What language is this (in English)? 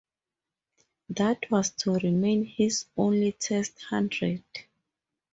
English